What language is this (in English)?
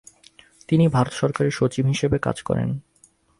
Bangla